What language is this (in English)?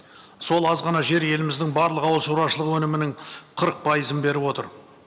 Kazakh